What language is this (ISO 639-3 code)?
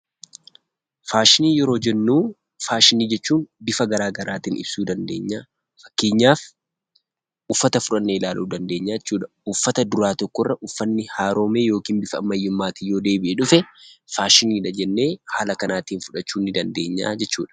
orm